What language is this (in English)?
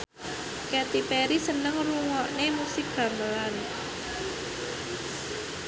Javanese